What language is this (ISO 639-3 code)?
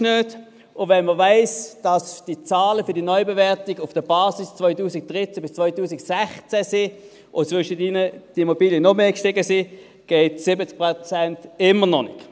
gsw